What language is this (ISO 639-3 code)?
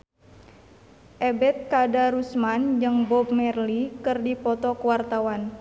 sun